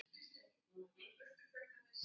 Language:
Icelandic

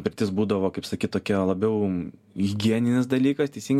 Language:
Lithuanian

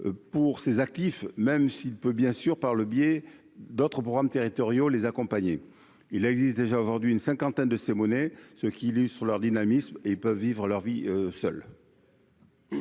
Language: French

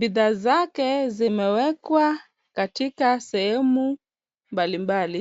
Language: Swahili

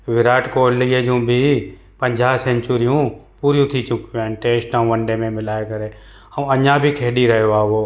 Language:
Sindhi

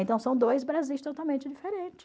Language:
Portuguese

